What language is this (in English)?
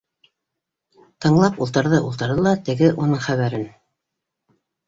Bashkir